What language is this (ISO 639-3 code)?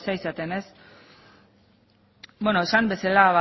eus